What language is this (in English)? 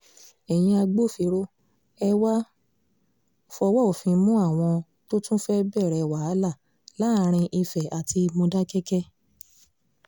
Yoruba